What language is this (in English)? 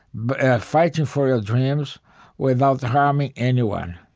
English